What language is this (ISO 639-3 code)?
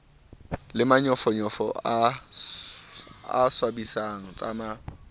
sot